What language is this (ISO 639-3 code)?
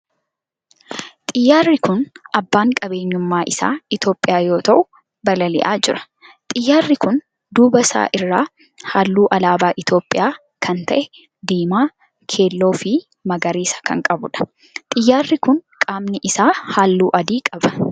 orm